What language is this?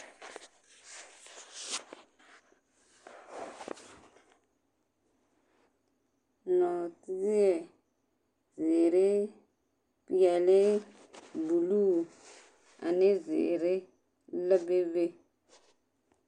Southern Dagaare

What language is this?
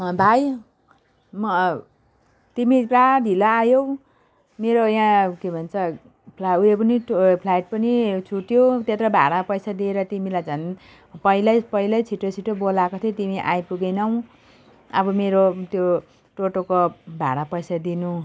Nepali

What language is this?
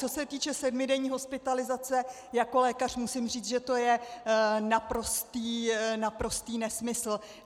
Czech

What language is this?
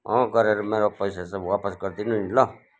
Nepali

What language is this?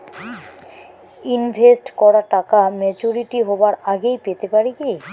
Bangla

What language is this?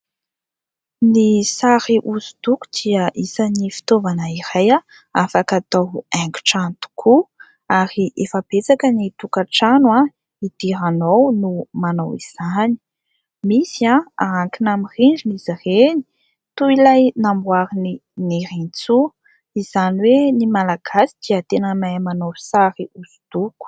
Malagasy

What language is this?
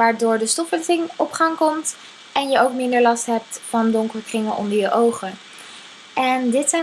Dutch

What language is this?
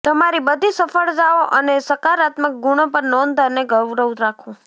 Gujarati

